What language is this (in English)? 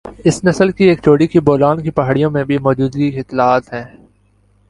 Urdu